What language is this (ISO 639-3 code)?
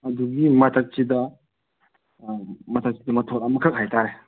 mni